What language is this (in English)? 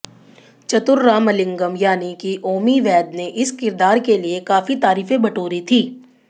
Hindi